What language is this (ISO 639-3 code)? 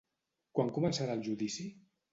cat